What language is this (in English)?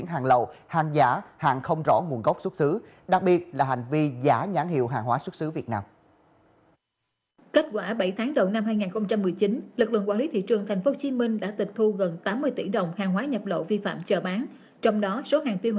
Vietnamese